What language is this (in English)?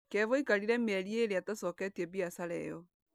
Kikuyu